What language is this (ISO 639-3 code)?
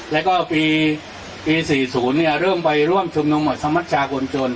tha